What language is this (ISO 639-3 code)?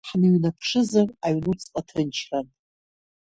abk